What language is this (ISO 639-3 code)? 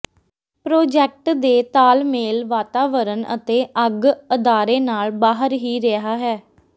pan